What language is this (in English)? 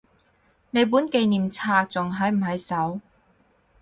Cantonese